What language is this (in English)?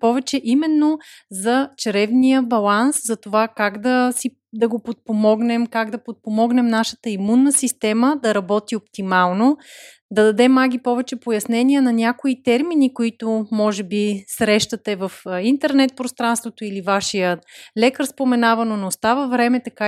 Bulgarian